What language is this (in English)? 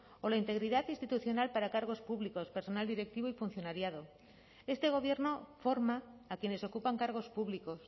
Spanish